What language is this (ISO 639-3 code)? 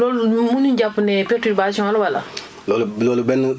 wol